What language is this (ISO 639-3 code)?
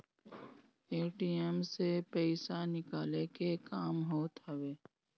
bho